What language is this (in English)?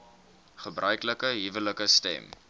Afrikaans